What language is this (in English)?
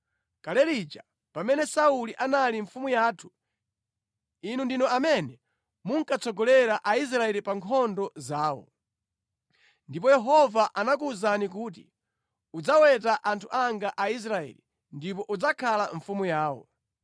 Nyanja